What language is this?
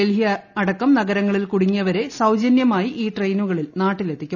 Malayalam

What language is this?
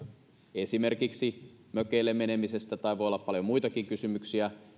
Finnish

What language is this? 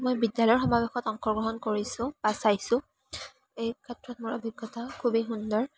Assamese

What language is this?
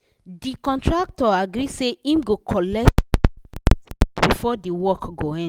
Nigerian Pidgin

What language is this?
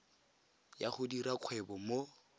Tswana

